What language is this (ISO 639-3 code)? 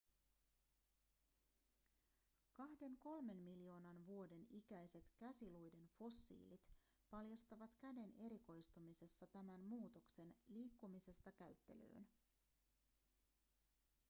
fin